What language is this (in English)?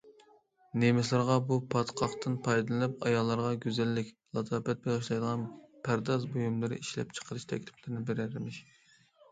Uyghur